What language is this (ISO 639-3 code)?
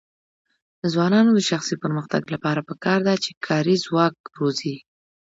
pus